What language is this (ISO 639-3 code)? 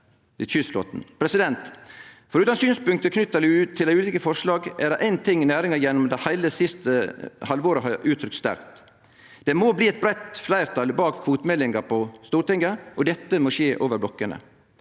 nor